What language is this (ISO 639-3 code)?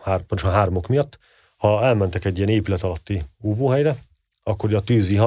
hun